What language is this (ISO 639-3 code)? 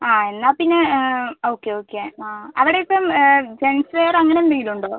mal